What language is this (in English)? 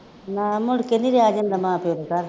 Punjabi